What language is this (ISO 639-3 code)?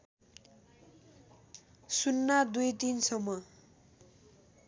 nep